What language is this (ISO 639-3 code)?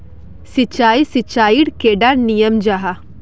mag